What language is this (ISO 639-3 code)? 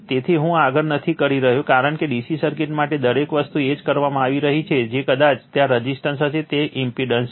guj